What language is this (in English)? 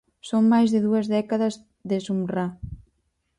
Galician